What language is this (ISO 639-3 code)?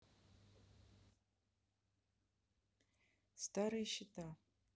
rus